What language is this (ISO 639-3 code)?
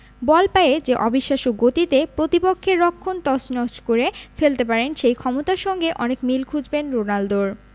ben